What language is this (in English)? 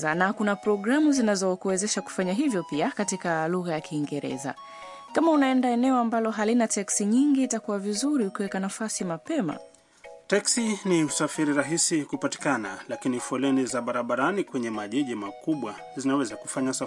Swahili